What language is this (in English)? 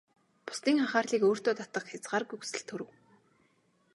Mongolian